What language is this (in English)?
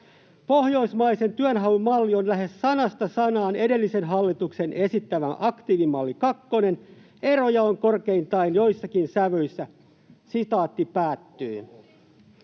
Finnish